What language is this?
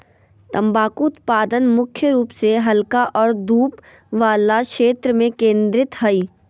Magahi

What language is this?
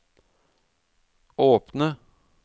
Norwegian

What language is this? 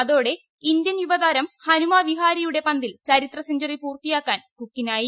Malayalam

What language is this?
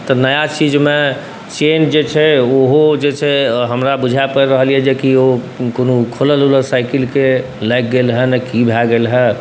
Maithili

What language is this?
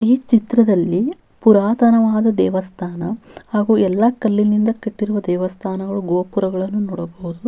Kannada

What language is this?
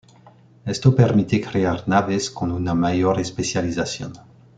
Spanish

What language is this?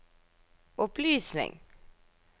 Norwegian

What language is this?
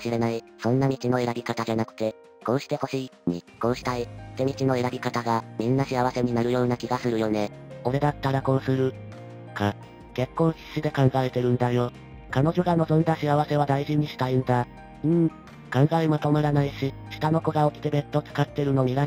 Japanese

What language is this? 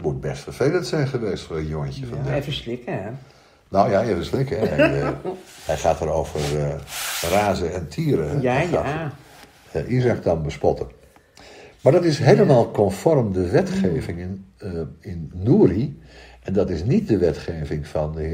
Dutch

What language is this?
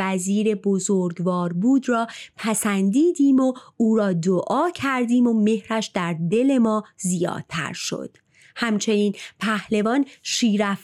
Persian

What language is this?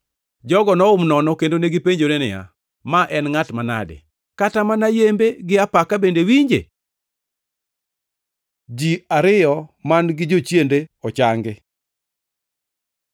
Luo (Kenya and Tanzania)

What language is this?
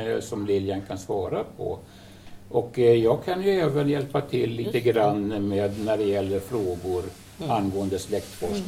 Swedish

